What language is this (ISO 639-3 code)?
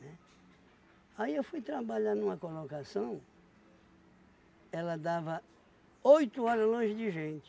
por